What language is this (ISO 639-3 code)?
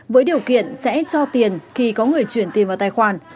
vie